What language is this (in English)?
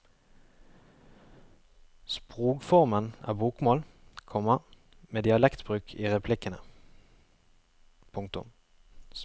Norwegian